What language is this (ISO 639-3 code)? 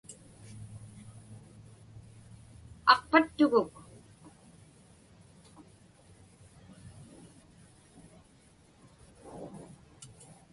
ipk